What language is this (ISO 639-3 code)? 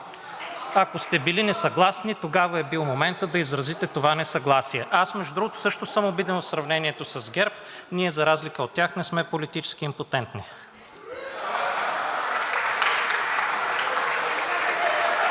bul